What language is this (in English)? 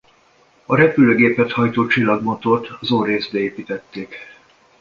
Hungarian